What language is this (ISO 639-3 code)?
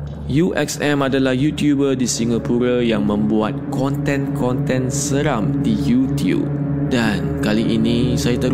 msa